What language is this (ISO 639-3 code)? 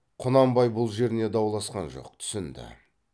kaz